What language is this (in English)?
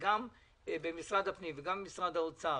Hebrew